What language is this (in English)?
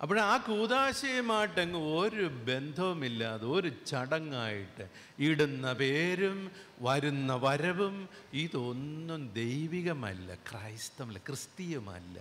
Malayalam